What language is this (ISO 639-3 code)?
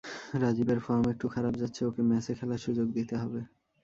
ben